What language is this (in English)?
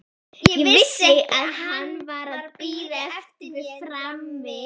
Icelandic